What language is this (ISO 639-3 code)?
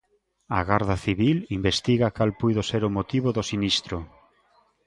glg